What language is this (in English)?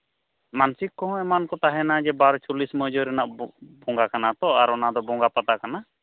Santali